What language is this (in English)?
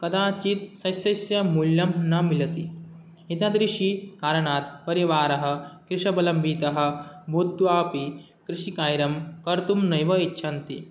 Sanskrit